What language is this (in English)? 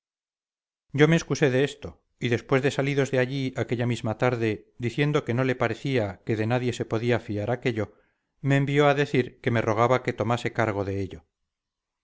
Spanish